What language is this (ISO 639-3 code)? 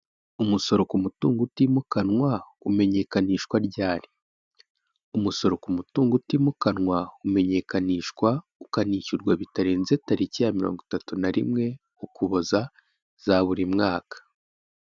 kin